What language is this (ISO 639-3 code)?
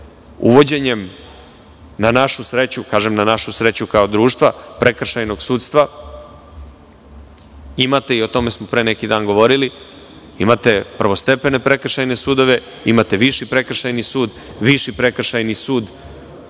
srp